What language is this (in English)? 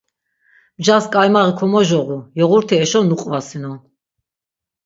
Laz